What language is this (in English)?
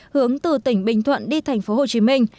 Vietnamese